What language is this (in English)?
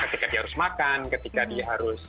Indonesian